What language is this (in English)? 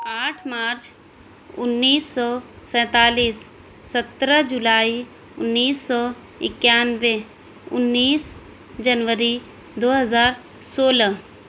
Urdu